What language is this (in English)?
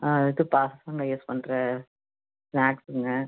Tamil